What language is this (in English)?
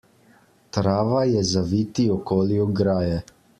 Slovenian